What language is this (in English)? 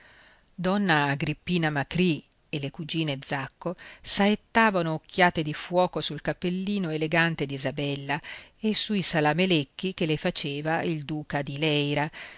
Italian